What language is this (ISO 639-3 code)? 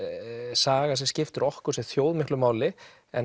isl